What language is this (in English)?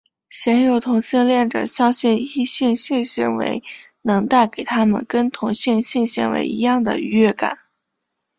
Chinese